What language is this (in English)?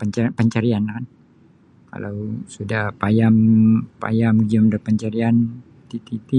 Sabah Bisaya